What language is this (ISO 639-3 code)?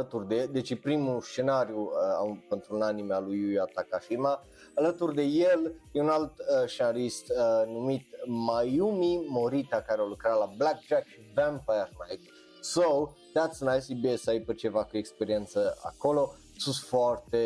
ron